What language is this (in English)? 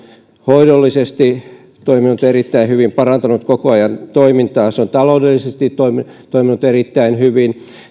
Finnish